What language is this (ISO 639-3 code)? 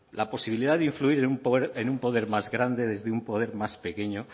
spa